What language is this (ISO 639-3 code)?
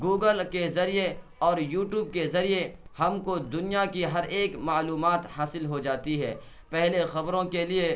urd